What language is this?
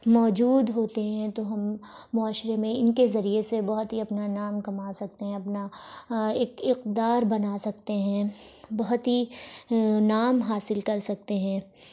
Urdu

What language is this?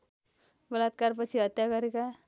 Nepali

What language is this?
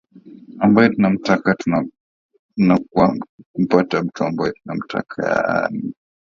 Swahili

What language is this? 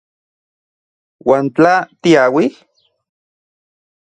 Central Puebla Nahuatl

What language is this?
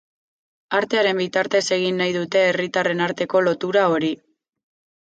Basque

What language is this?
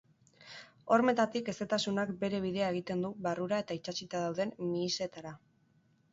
Basque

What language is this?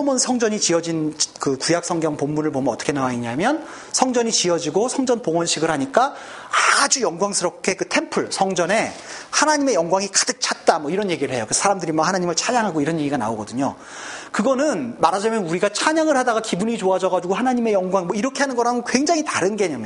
Korean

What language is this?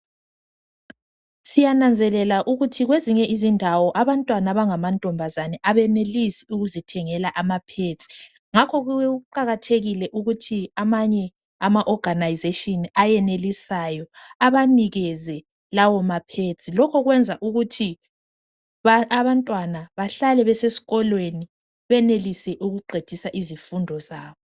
North Ndebele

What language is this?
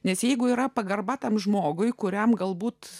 Lithuanian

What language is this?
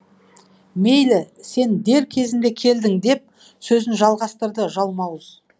Kazakh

